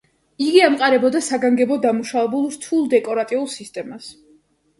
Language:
Georgian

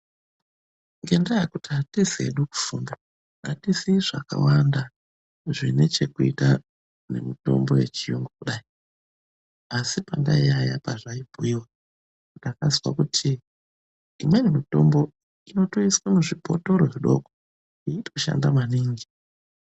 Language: Ndau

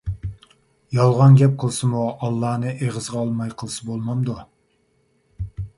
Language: Uyghur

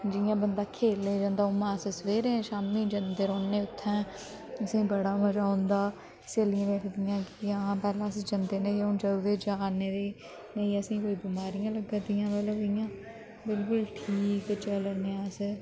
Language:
Dogri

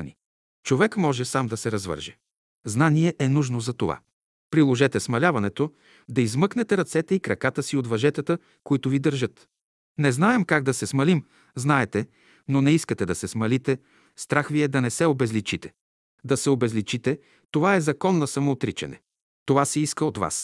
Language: Bulgarian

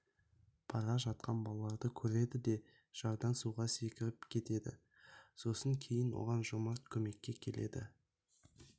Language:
Kazakh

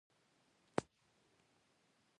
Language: Pashto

